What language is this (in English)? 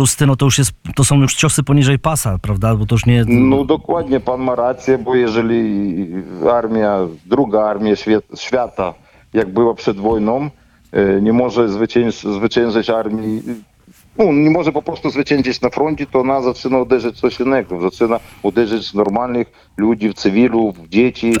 Polish